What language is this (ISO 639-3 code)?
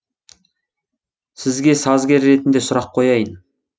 kaz